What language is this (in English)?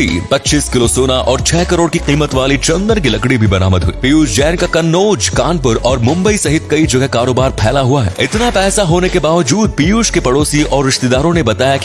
Hindi